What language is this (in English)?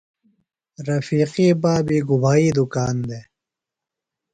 Phalura